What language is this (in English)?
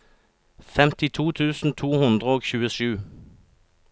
Norwegian